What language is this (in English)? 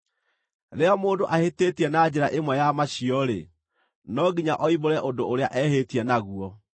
Kikuyu